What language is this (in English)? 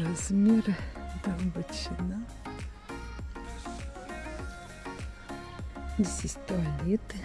Russian